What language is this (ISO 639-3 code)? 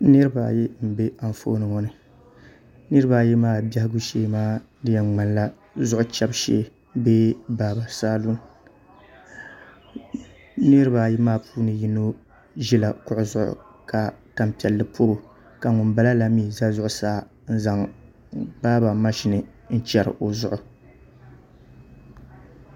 dag